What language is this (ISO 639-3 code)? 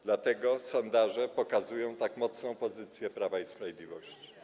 pol